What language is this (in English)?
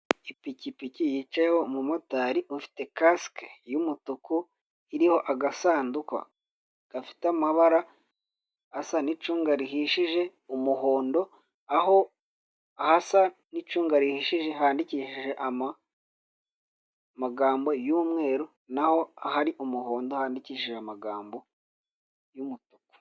Kinyarwanda